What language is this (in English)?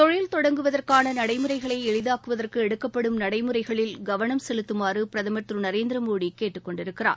Tamil